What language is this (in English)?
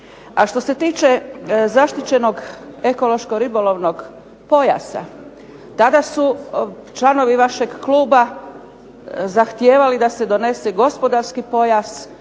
Croatian